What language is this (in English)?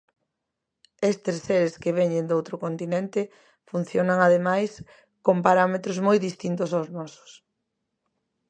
Galician